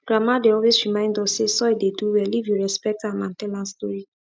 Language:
Nigerian Pidgin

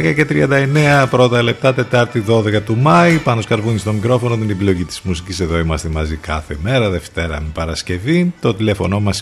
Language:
Greek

